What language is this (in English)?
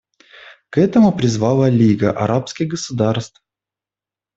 Russian